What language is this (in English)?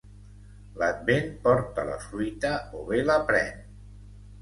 Catalan